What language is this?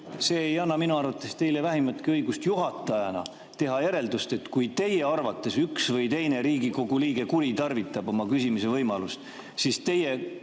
Estonian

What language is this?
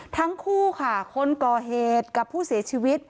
Thai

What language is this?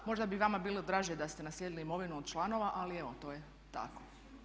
Croatian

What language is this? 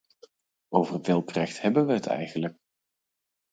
Dutch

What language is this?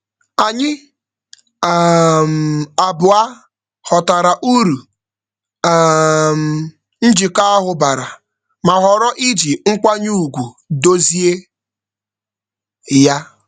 Igbo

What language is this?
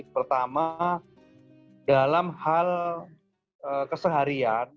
Indonesian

